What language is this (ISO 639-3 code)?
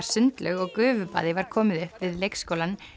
isl